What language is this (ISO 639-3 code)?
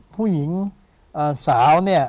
tha